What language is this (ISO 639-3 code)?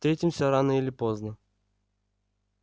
rus